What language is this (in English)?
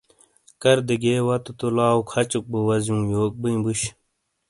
Shina